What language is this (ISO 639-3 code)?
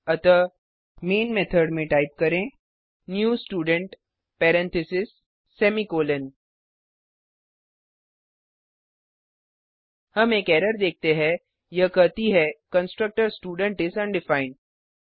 hin